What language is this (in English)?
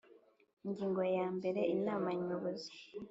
Kinyarwanda